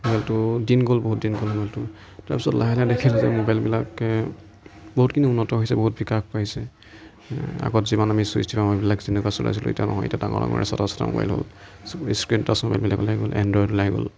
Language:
Assamese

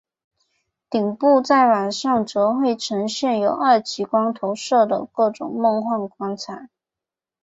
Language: Chinese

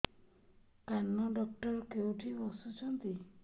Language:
Odia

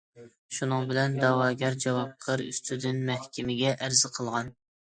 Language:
Uyghur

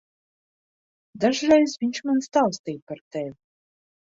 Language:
Latvian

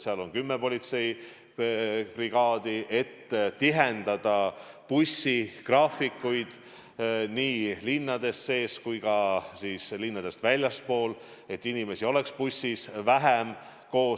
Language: Estonian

